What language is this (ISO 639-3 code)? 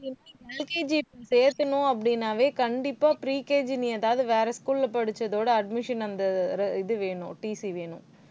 tam